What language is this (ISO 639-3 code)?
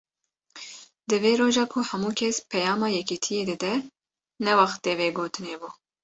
kur